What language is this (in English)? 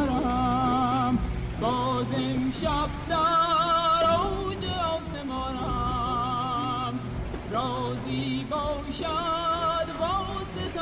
Persian